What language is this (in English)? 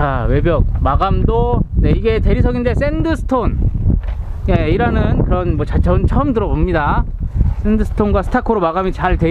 Korean